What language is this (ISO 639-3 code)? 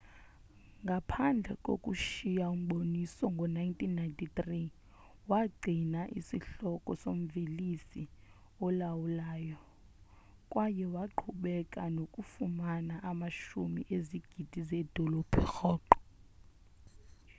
xho